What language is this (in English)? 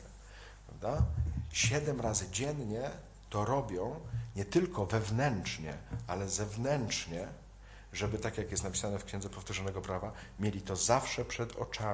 Polish